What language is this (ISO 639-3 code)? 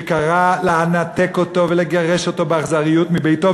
heb